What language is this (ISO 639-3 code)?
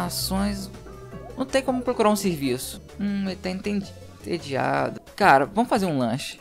por